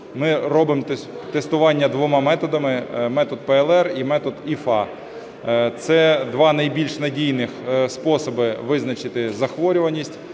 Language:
Ukrainian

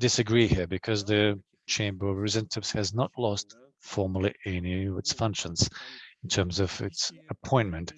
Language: English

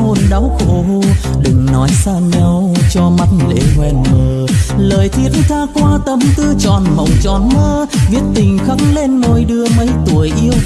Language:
Vietnamese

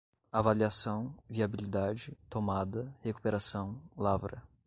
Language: Portuguese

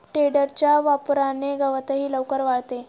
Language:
Marathi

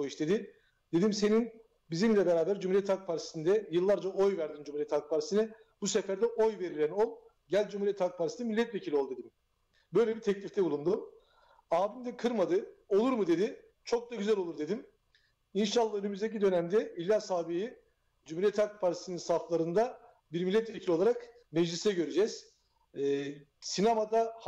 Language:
Turkish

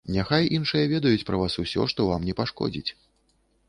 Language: Belarusian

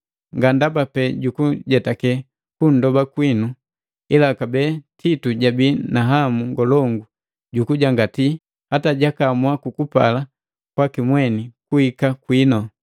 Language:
Matengo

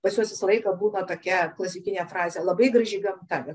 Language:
Lithuanian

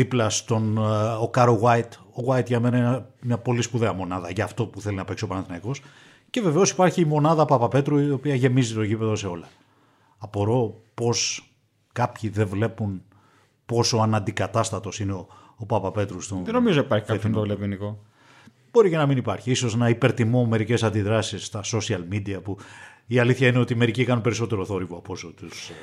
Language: Greek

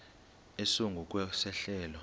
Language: Xhosa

